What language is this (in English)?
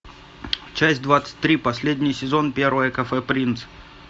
Russian